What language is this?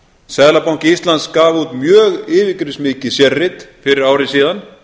Icelandic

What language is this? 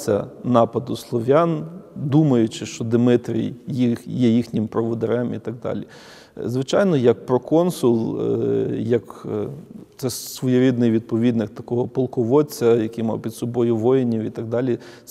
Ukrainian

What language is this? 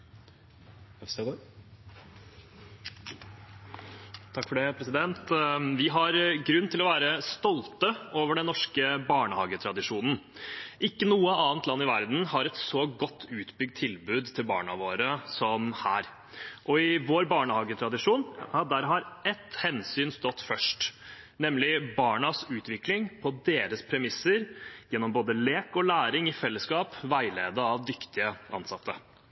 Norwegian Bokmål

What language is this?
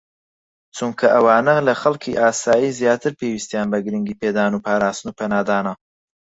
Central Kurdish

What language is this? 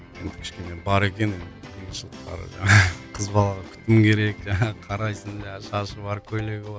Kazakh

